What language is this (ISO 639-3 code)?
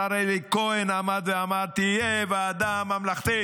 heb